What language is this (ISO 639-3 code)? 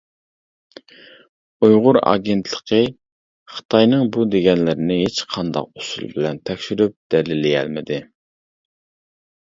uig